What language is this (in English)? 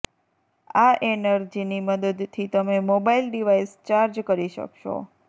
Gujarati